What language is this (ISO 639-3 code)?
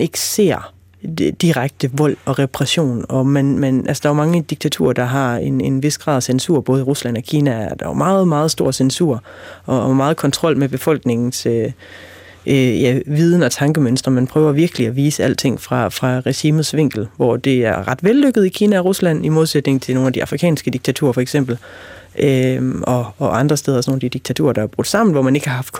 dan